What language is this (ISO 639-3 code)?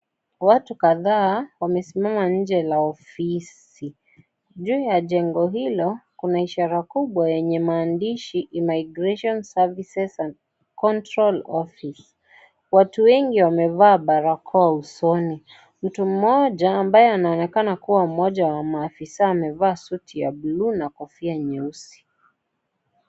swa